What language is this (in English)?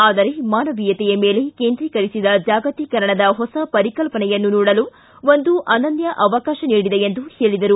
Kannada